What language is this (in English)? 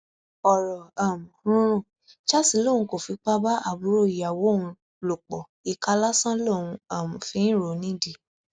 Yoruba